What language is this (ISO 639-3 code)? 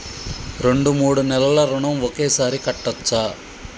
tel